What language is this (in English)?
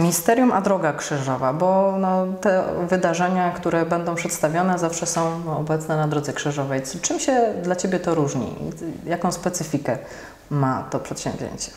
Polish